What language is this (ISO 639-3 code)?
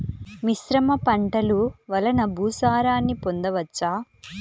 tel